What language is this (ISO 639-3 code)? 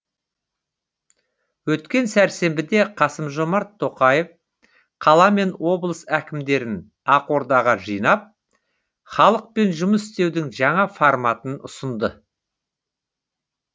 kaz